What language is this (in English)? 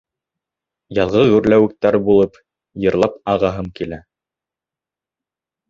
Bashkir